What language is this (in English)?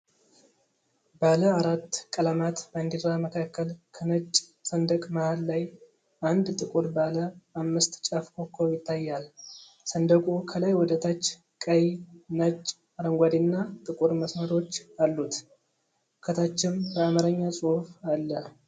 Amharic